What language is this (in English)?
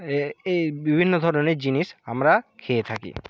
Bangla